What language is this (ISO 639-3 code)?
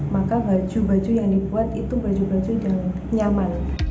ind